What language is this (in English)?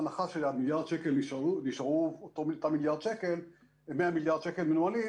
Hebrew